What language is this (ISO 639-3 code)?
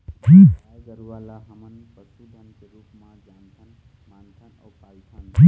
hne